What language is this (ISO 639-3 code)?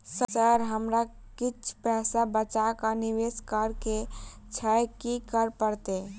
mai